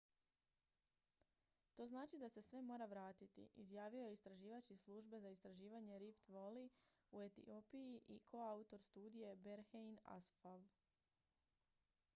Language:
Croatian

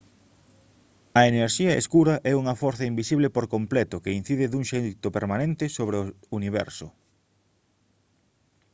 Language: Galician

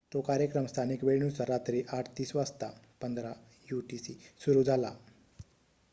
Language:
Marathi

